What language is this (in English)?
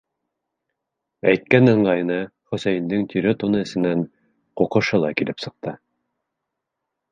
Bashkir